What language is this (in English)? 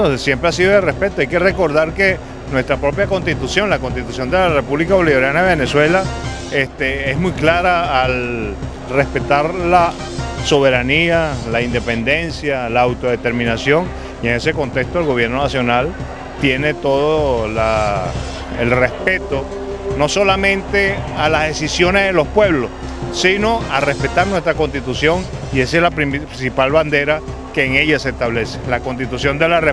Spanish